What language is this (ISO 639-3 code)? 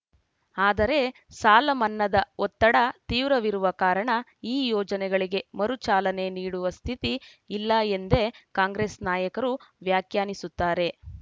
kan